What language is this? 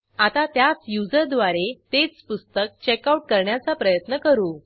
Marathi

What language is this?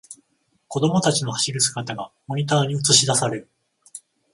Japanese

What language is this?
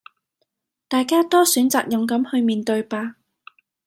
Cantonese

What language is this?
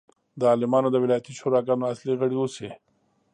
Pashto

